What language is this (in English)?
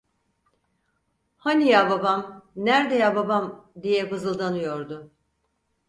Turkish